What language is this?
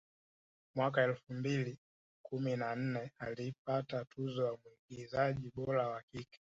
Swahili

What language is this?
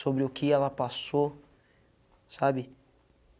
Portuguese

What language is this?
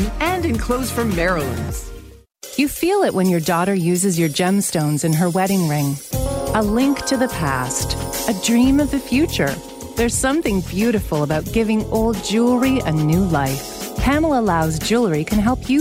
English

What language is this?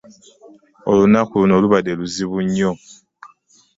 Ganda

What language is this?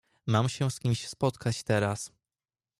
Polish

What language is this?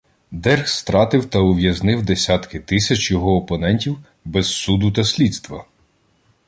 Ukrainian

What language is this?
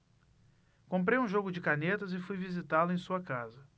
Portuguese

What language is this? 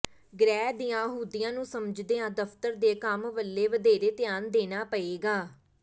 Punjabi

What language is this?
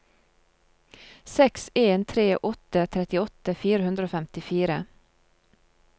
Norwegian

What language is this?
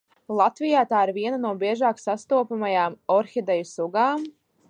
Latvian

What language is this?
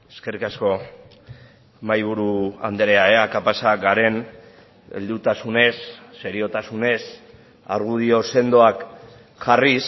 Basque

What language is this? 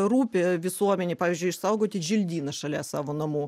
Lithuanian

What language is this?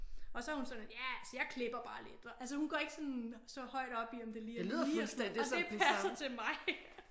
Danish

